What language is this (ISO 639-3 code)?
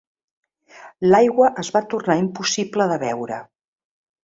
cat